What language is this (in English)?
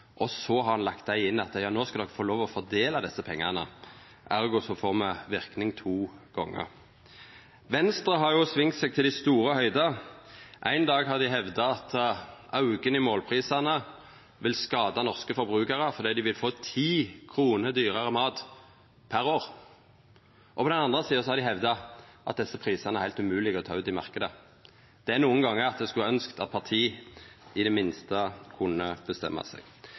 Norwegian Nynorsk